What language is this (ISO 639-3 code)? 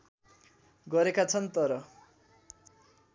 nep